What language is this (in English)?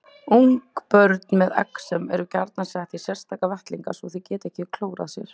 Icelandic